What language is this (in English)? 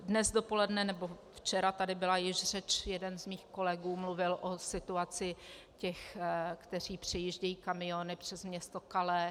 Czech